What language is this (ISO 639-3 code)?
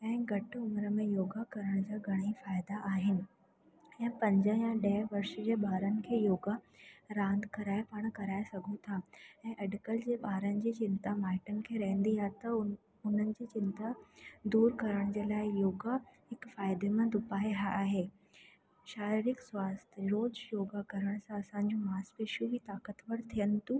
snd